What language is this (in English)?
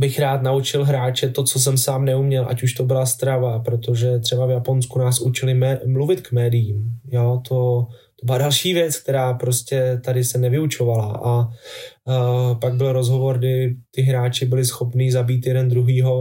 Czech